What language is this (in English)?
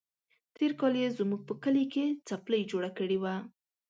Pashto